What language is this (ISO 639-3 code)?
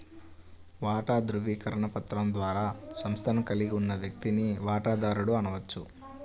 tel